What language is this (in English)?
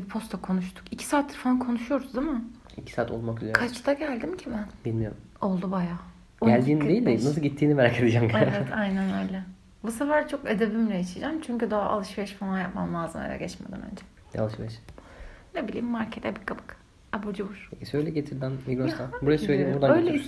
Turkish